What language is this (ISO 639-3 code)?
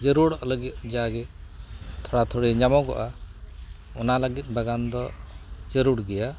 sat